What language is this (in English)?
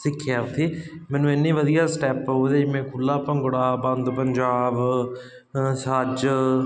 Punjabi